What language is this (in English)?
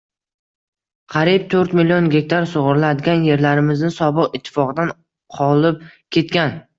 Uzbek